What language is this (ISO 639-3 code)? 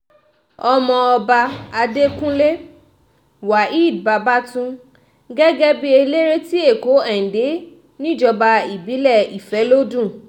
yor